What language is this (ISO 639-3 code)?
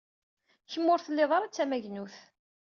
kab